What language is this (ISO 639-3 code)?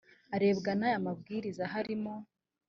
kin